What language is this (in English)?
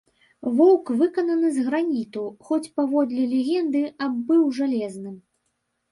Belarusian